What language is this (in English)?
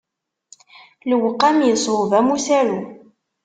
Kabyle